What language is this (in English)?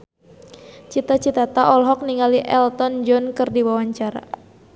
Sundanese